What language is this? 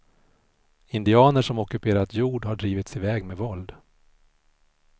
Swedish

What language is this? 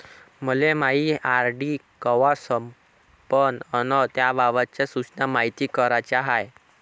Marathi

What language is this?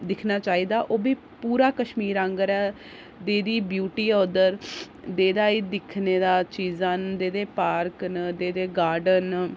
Dogri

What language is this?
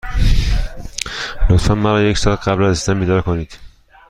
Persian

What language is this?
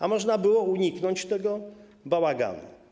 Polish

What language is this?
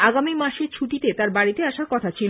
Bangla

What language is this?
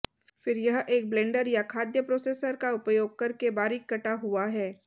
Hindi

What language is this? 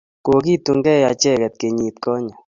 Kalenjin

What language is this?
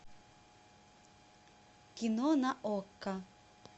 Russian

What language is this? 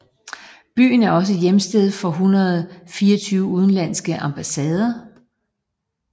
Danish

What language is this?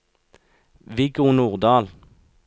Norwegian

